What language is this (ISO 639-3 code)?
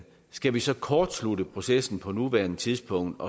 dan